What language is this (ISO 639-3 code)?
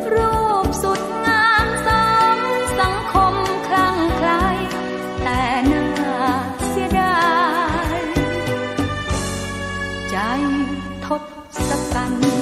tha